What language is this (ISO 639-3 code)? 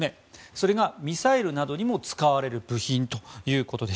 jpn